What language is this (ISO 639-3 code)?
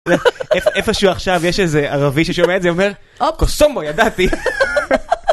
heb